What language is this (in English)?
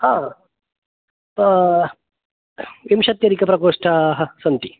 Sanskrit